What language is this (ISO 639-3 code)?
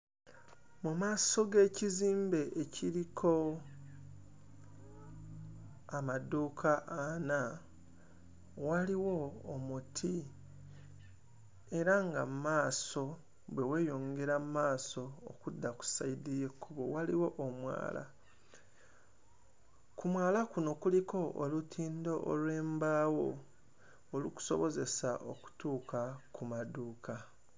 lug